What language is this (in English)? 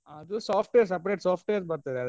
Kannada